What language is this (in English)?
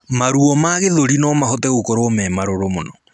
Kikuyu